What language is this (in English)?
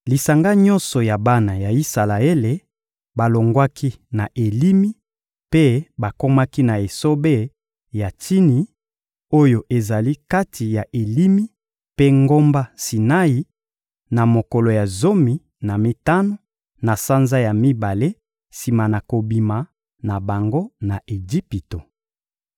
Lingala